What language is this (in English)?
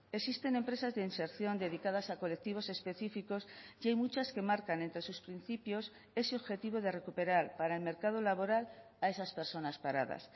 Spanish